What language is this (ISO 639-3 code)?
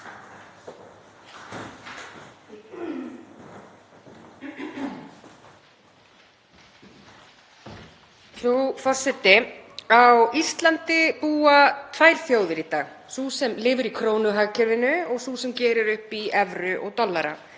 isl